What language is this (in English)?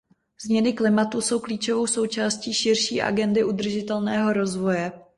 Czech